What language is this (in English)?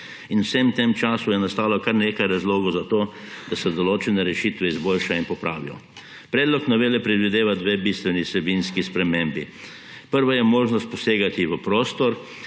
Slovenian